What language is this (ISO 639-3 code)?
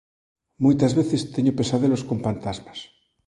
glg